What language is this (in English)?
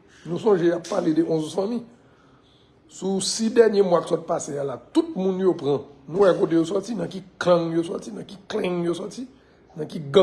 French